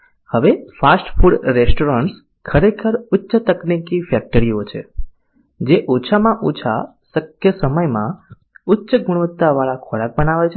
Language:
Gujarati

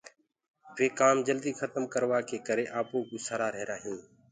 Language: Gurgula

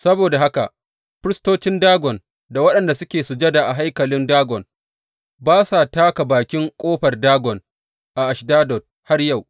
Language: Hausa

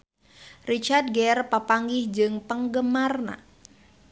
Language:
Sundanese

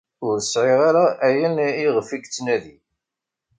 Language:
Kabyle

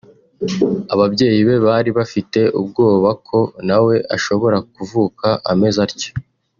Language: Kinyarwanda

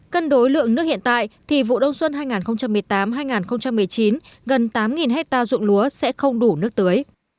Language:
Vietnamese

